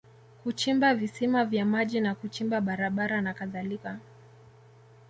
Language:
Swahili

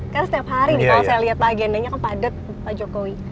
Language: Indonesian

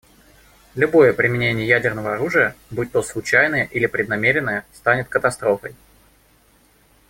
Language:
Russian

